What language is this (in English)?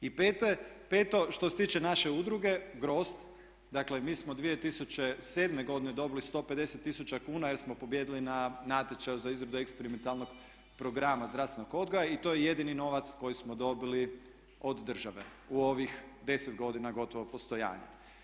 Croatian